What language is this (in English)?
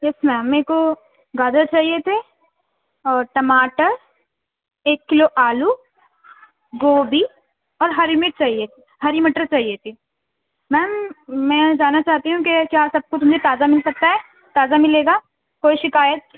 Urdu